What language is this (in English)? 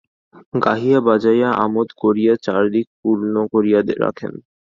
Bangla